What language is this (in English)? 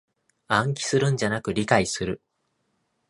Japanese